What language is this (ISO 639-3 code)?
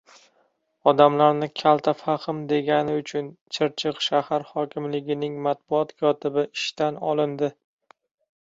uzb